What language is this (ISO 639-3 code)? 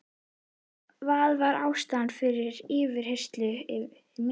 isl